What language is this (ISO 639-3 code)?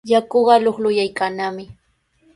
qws